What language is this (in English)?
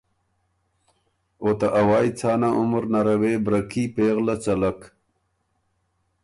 Ormuri